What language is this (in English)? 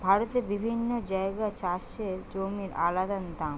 Bangla